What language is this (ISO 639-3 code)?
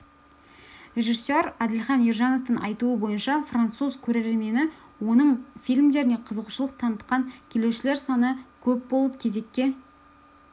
kaz